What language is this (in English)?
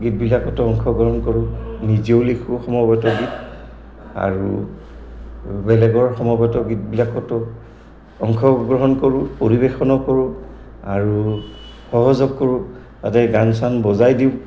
Assamese